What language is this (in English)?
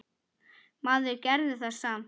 Icelandic